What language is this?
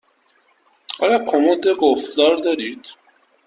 Persian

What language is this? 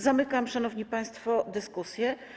Polish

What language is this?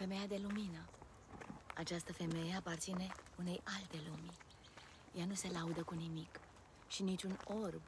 Romanian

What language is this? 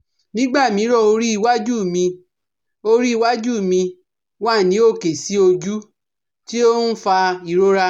Yoruba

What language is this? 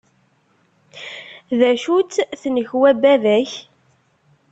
Kabyle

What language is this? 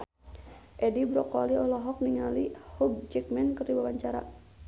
Sundanese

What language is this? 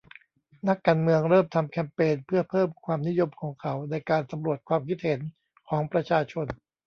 Thai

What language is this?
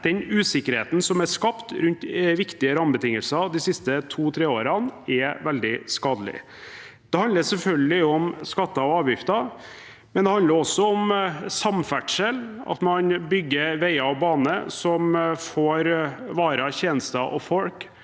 Norwegian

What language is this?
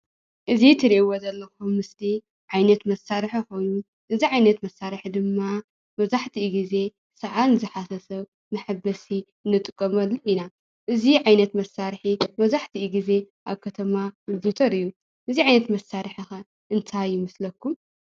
Tigrinya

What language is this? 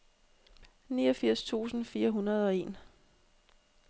Danish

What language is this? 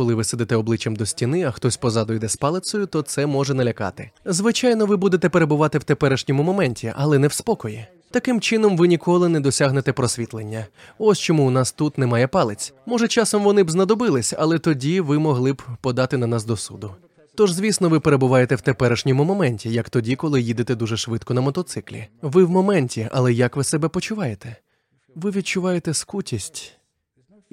Ukrainian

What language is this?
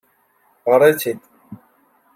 Kabyle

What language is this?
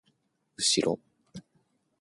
Japanese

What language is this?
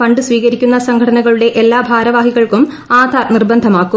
Malayalam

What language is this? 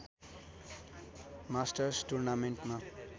Nepali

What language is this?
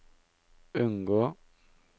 Norwegian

